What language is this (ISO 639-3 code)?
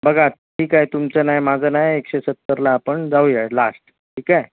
mar